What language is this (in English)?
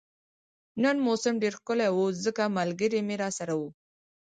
Pashto